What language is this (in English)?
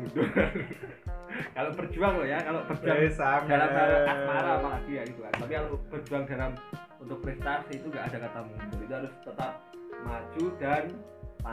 Indonesian